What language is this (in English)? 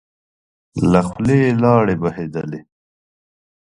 Pashto